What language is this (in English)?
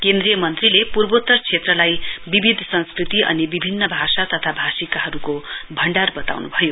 Nepali